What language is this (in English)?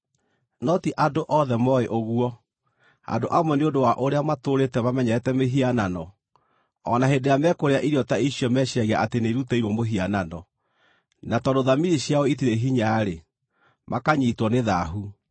Kikuyu